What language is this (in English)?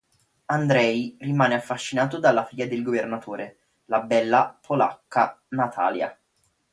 Italian